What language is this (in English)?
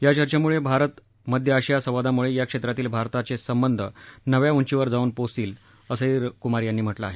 Marathi